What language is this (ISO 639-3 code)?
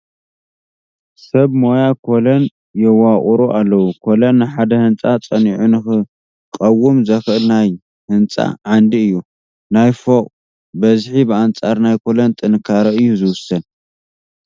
tir